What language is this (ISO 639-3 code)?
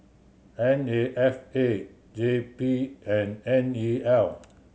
eng